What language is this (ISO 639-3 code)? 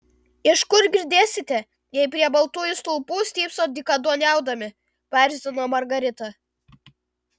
lit